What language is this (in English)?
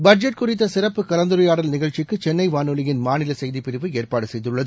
Tamil